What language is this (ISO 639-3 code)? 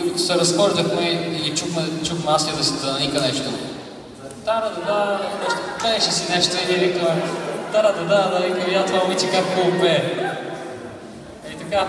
bul